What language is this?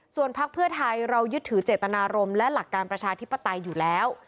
Thai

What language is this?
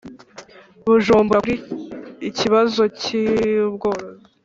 Kinyarwanda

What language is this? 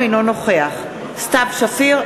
Hebrew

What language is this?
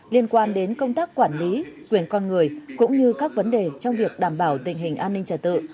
Vietnamese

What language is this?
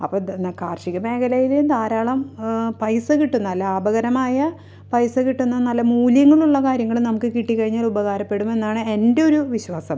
Malayalam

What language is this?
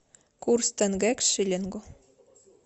Russian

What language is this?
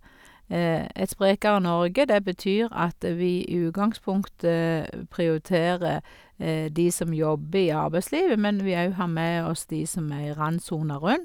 Norwegian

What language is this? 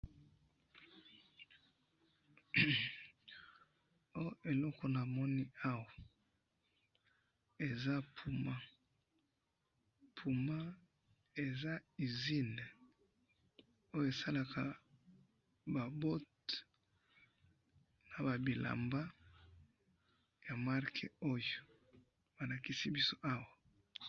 Lingala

